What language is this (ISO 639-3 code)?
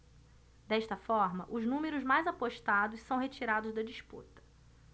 por